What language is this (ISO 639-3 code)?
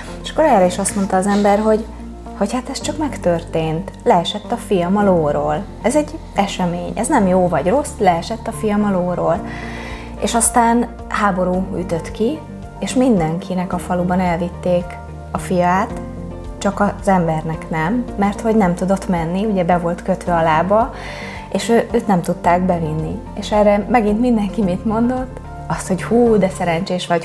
hun